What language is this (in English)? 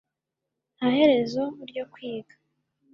Kinyarwanda